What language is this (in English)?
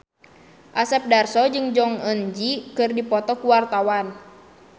Sundanese